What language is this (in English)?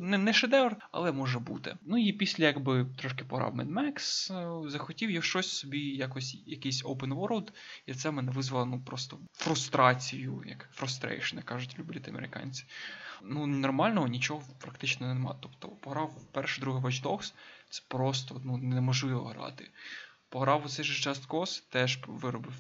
Ukrainian